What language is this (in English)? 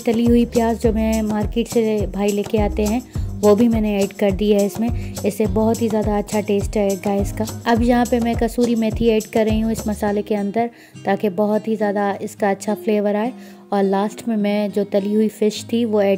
Hindi